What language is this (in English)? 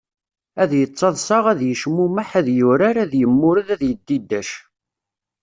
Kabyle